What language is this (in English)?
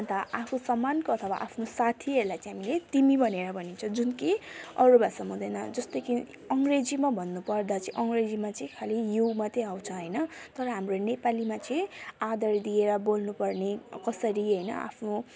Nepali